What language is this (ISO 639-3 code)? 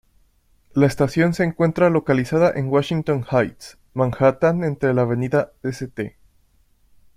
spa